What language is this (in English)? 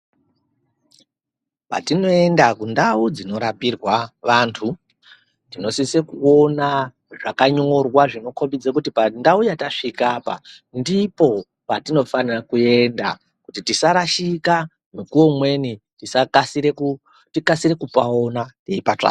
Ndau